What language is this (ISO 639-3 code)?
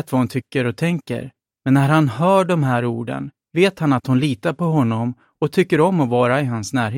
swe